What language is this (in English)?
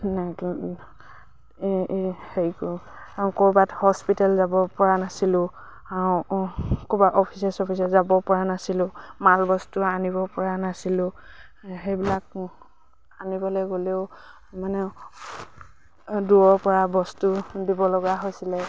Assamese